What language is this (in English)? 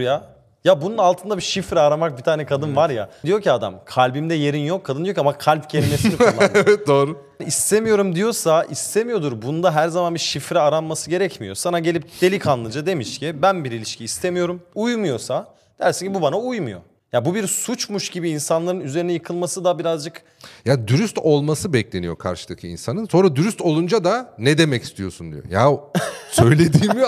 Turkish